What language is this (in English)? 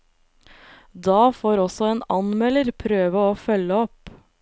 Norwegian